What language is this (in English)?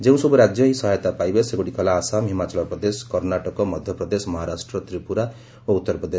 Odia